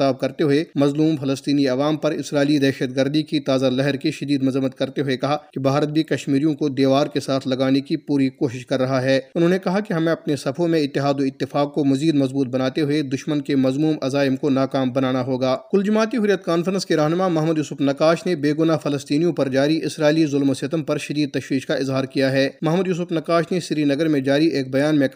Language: Urdu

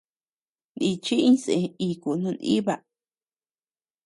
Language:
Tepeuxila Cuicatec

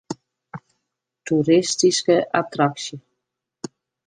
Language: Western Frisian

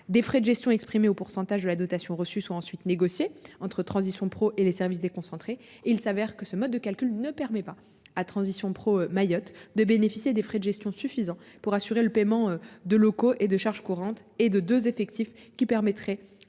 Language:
French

